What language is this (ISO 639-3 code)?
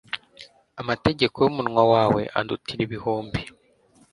kin